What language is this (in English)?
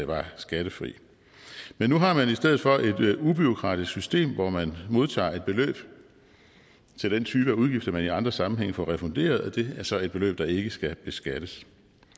Danish